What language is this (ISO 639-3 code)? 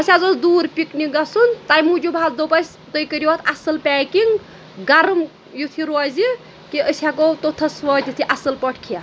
kas